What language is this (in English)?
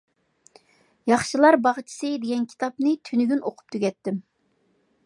Uyghur